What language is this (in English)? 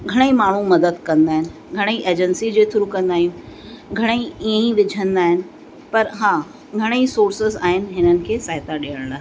Sindhi